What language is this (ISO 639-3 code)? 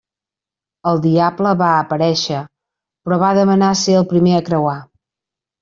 cat